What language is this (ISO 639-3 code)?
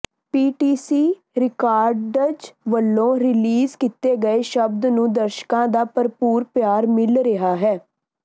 pan